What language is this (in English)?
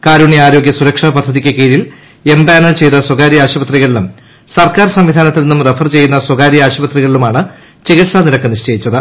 Malayalam